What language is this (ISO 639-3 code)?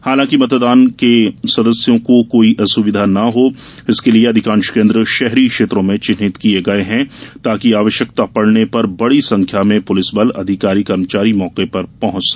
hin